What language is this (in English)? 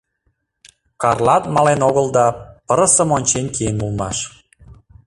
Mari